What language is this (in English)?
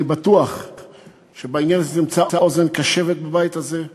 Hebrew